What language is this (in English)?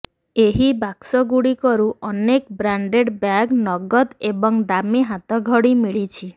Odia